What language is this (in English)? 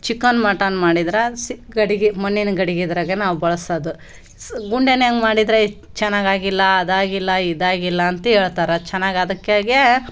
Kannada